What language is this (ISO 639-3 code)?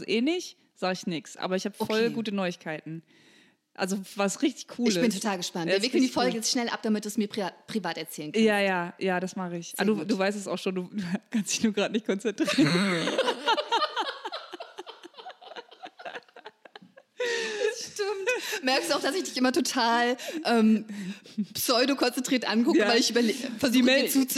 deu